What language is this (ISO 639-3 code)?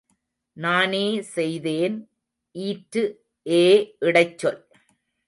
tam